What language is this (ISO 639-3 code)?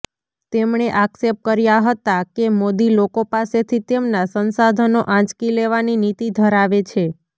guj